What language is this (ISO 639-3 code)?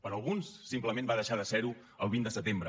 cat